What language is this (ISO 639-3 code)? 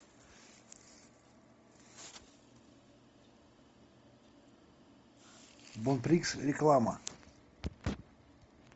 rus